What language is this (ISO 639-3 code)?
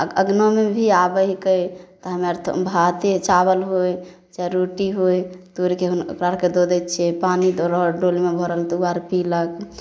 mai